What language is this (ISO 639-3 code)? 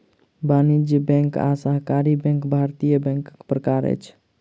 mai